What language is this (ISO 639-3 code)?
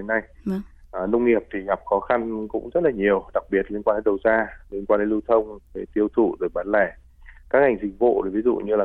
vie